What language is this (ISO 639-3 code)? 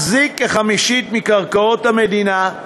heb